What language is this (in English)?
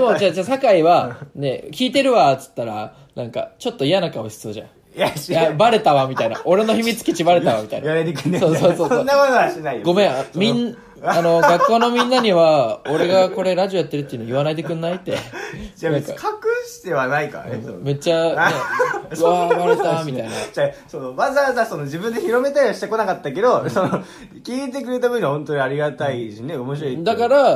Japanese